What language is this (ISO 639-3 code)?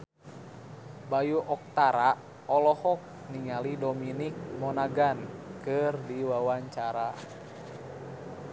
sun